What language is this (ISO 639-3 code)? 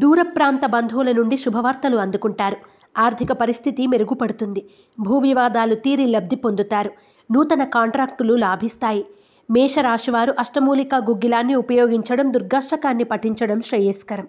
tel